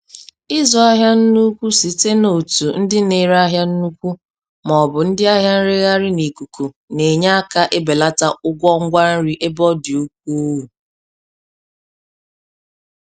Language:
Igbo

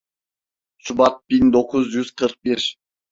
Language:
Turkish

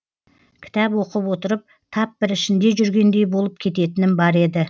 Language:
Kazakh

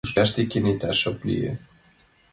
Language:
Mari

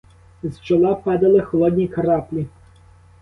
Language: Ukrainian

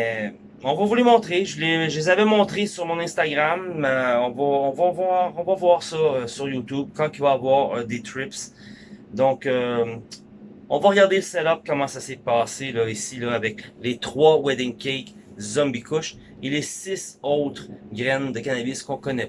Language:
French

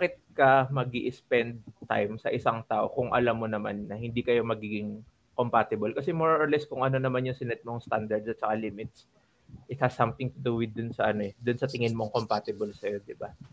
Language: Filipino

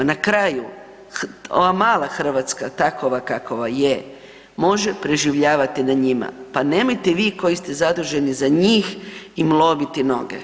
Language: Croatian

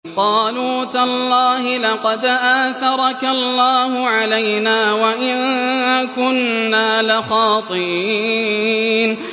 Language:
Arabic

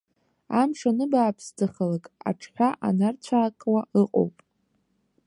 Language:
Abkhazian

